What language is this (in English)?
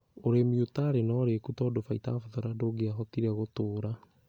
Kikuyu